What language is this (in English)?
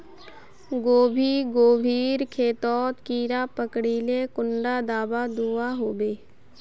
Magahi